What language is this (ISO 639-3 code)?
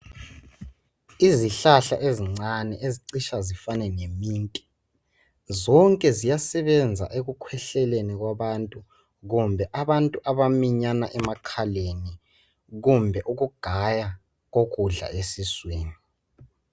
nde